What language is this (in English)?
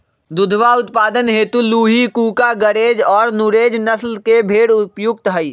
Magahi